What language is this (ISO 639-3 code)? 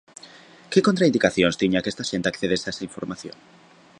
glg